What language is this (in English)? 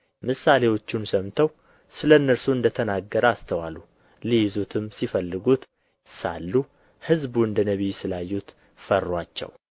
Amharic